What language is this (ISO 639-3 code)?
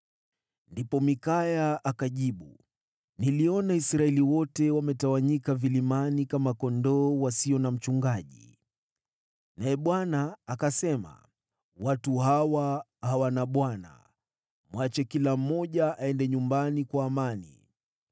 swa